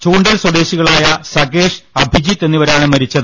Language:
Malayalam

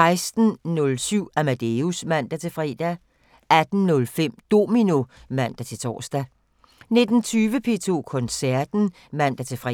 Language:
Danish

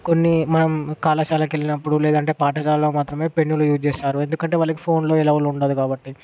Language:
Telugu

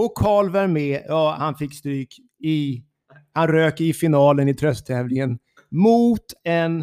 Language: Swedish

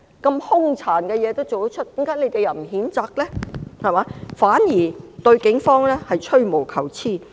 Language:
Cantonese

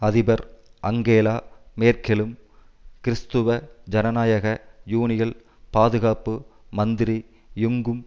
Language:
Tamil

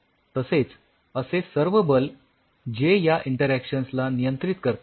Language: Marathi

